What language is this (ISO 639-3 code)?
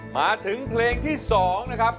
tha